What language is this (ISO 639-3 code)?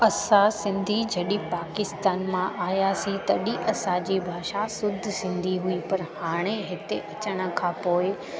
snd